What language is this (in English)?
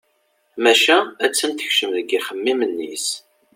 Kabyle